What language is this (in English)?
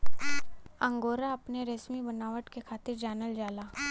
Bhojpuri